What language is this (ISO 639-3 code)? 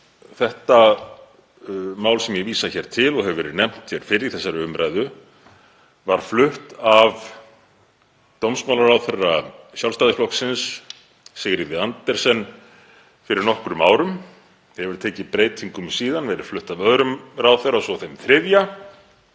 isl